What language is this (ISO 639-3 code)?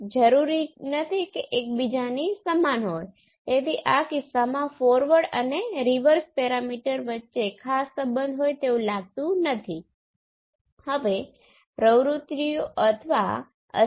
guj